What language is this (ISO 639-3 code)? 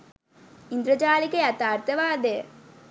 sin